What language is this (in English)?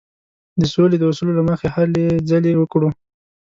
Pashto